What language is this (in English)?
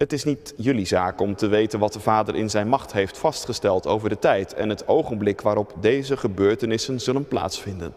Dutch